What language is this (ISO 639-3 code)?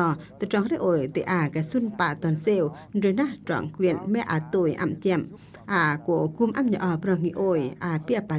vie